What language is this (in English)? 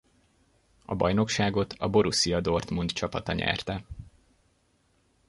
Hungarian